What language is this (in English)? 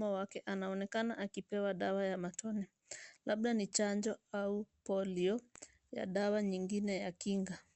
Swahili